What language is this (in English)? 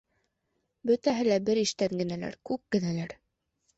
Bashkir